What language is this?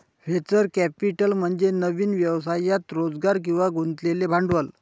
Marathi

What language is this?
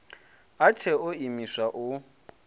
Venda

